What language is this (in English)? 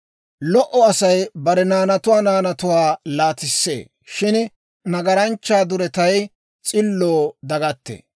Dawro